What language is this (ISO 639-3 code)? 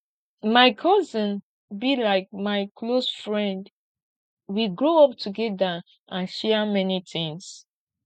pcm